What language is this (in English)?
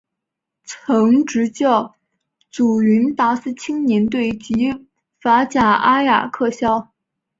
Chinese